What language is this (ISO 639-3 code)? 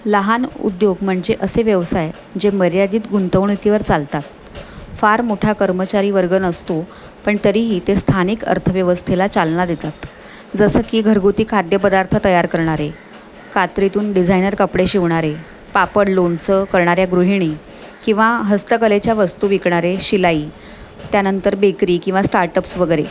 mar